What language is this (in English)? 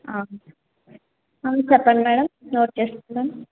Telugu